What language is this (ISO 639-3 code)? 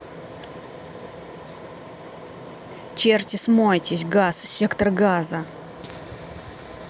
rus